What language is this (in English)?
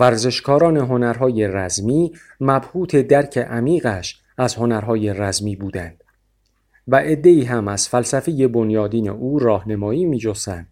Persian